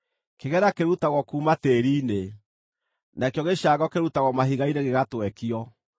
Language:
Kikuyu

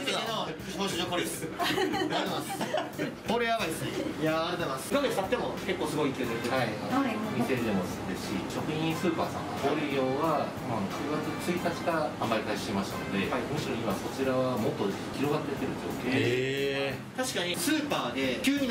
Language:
Japanese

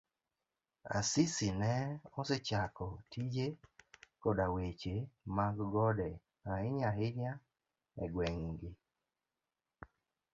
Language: Luo (Kenya and Tanzania)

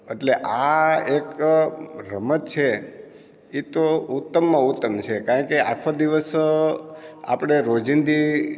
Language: Gujarati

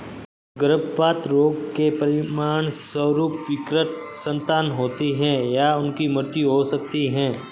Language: Hindi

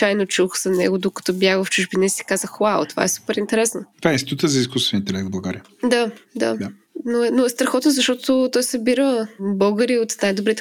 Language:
Bulgarian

